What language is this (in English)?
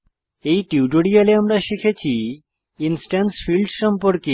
Bangla